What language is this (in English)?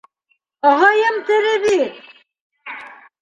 Bashkir